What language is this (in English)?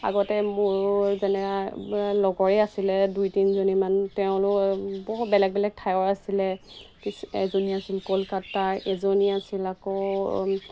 Assamese